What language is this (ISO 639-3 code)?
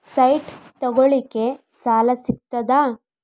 kan